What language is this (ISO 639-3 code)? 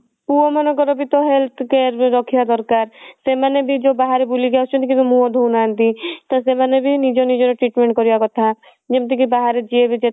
ori